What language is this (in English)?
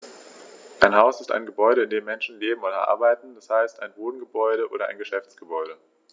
German